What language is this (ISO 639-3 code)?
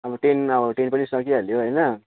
nep